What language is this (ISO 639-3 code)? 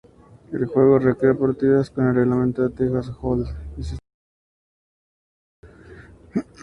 spa